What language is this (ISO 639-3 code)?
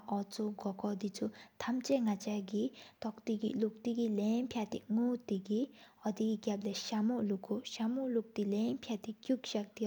sip